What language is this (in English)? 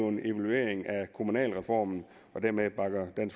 Danish